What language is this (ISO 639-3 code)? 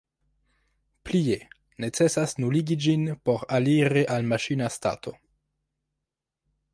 epo